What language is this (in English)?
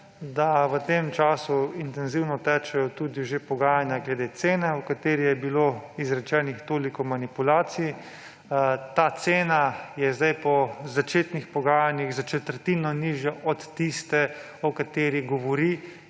Slovenian